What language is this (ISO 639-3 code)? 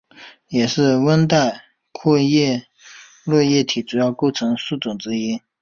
zho